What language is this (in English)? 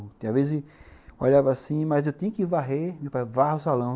Portuguese